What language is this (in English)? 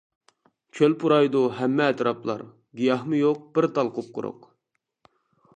Uyghur